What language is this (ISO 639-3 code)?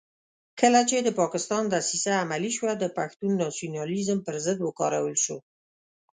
pus